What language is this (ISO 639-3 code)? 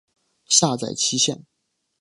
zho